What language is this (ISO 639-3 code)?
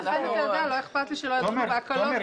heb